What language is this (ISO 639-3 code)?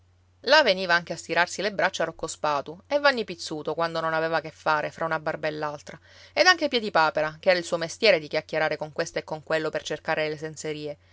ita